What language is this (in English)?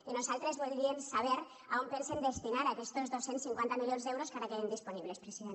Catalan